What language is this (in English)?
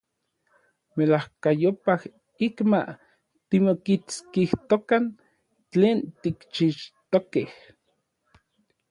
Orizaba Nahuatl